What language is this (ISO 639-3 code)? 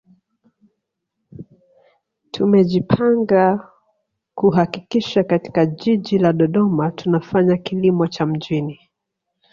swa